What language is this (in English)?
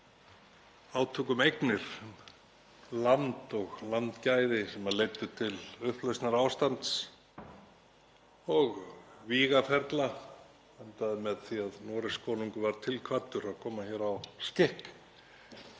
Icelandic